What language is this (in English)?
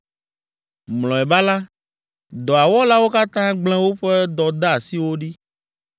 Ewe